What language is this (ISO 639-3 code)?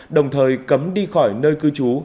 vie